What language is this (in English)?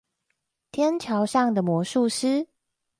Chinese